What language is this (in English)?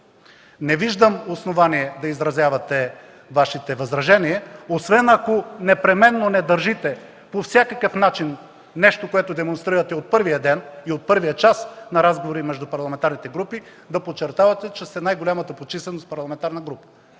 Bulgarian